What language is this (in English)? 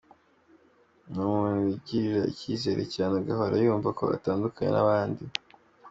Kinyarwanda